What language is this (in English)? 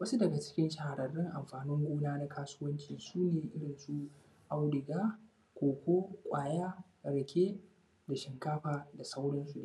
Hausa